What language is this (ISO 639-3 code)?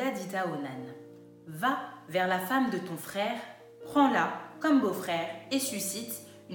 fra